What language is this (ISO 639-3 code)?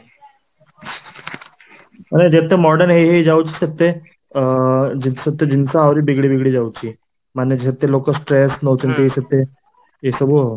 ori